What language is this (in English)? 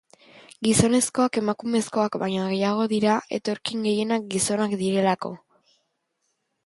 Basque